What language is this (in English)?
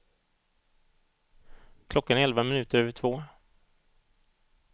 Swedish